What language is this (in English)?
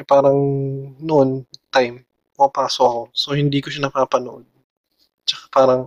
Filipino